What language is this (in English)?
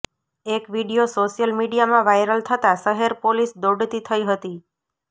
Gujarati